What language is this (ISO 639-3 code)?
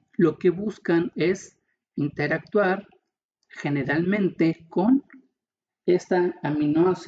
spa